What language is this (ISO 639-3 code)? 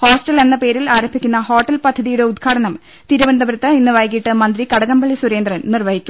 mal